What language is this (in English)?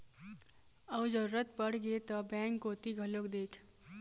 Chhattisgarhi